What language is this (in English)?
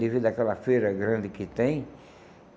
Portuguese